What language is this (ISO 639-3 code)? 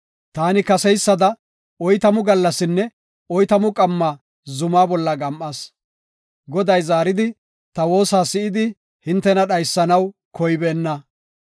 gof